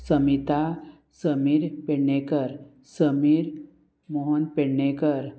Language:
Konkani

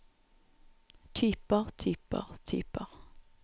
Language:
Norwegian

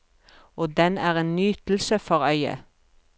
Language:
Norwegian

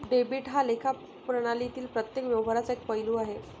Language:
Marathi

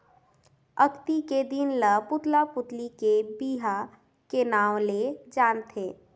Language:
Chhattisgarhi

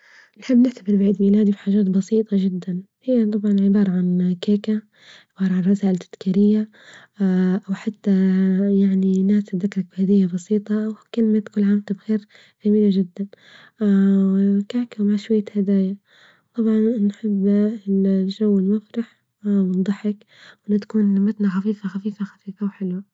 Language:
Libyan Arabic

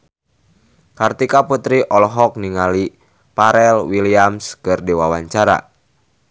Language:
Sundanese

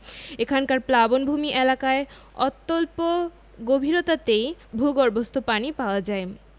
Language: Bangla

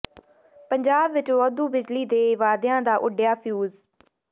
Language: Punjabi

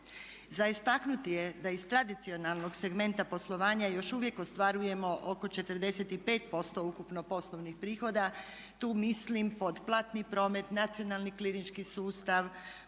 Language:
Croatian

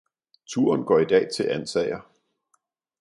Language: Danish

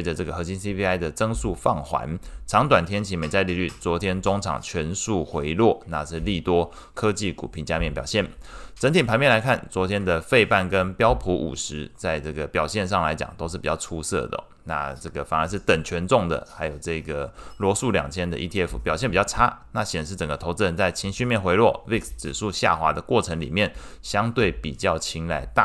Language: Chinese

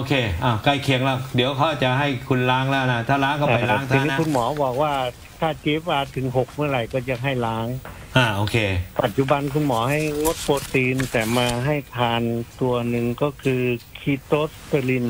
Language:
Thai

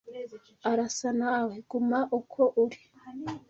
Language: Kinyarwanda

